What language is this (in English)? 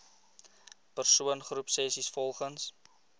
Afrikaans